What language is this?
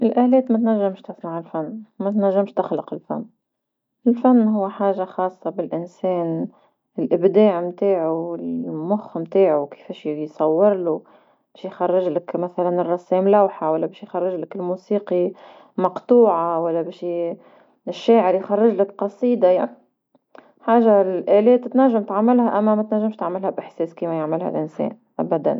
Tunisian Arabic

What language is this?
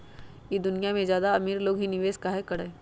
Magahi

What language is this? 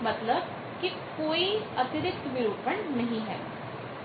Hindi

